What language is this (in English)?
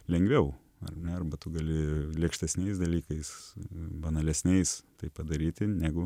Lithuanian